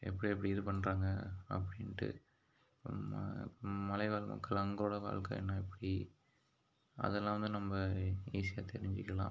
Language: Tamil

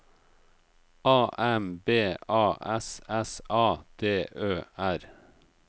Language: Norwegian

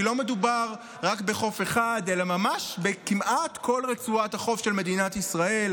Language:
Hebrew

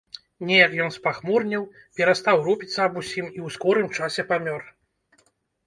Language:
Belarusian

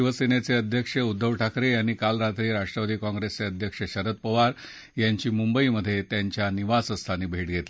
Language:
Marathi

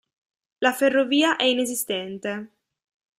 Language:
Italian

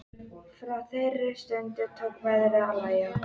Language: Icelandic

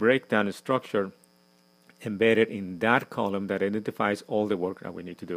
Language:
English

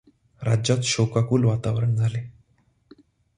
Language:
Marathi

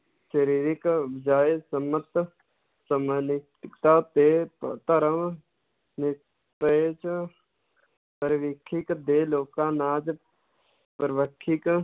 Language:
Punjabi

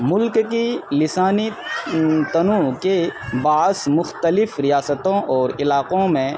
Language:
Urdu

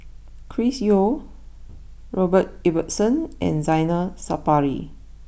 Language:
English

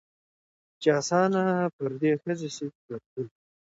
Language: Pashto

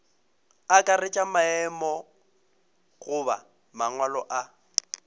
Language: Northern Sotho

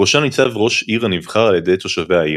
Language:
Hebrew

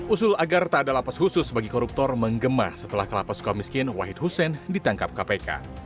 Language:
Indonesian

